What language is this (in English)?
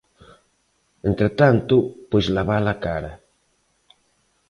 Galician